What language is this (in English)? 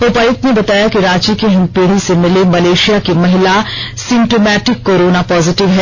Hindi